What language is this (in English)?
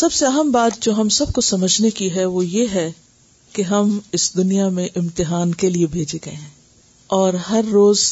Urdu